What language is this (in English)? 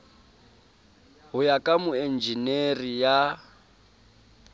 Southern Sotho